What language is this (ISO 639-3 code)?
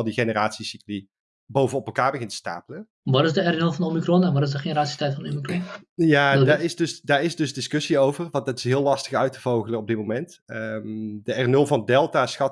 nld